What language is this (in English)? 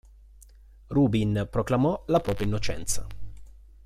Italian